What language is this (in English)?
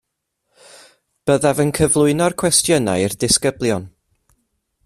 Welsh